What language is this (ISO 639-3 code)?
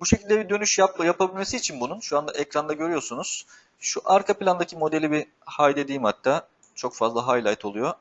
tur